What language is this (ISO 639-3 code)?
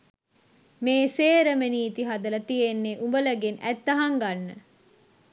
sin